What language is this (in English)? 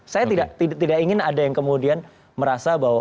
Indonesian